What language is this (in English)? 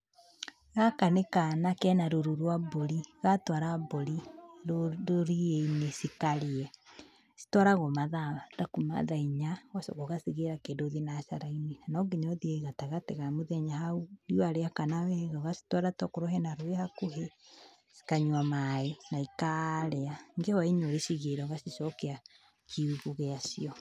Kikuyu